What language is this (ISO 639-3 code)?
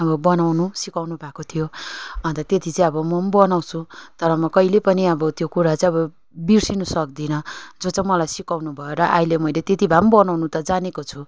nep